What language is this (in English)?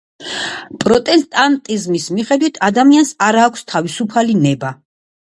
Georgian